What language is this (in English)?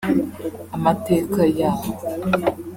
Kinyarwanda